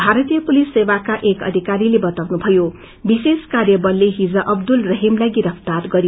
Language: Nepali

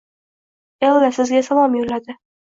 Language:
Uzbek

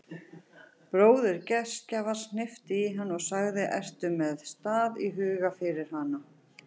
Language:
Icelandic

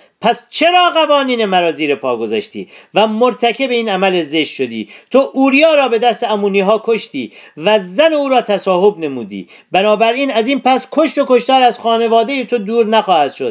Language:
Persian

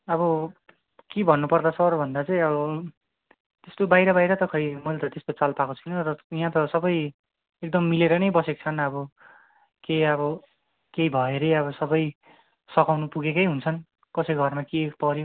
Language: Nepali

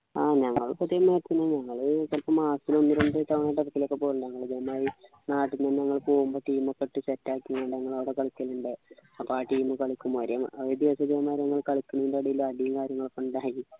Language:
Malayalam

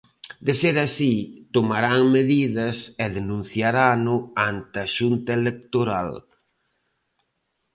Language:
Galician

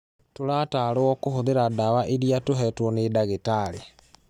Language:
Kikuyu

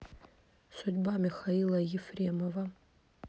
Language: Russian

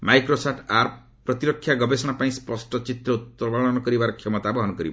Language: Odia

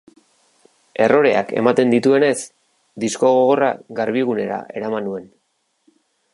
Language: Basque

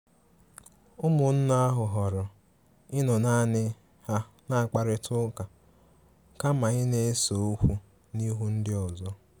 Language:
Igbo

